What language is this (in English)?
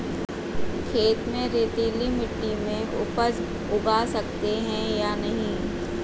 Hindi